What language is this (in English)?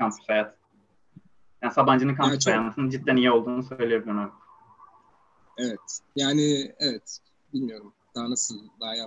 Turkish